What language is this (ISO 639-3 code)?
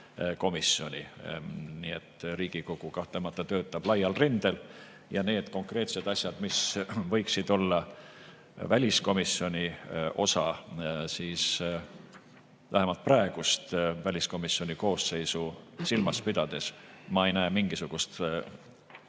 est